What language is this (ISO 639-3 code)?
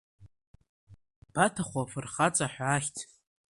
abk